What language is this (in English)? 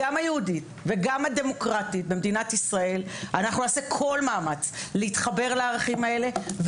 Hebrew